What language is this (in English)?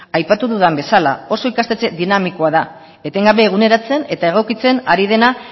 Basque